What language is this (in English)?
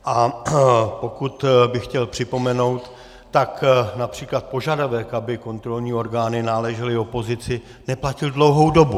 Czech